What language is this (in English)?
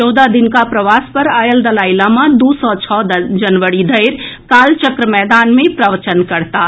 Maithili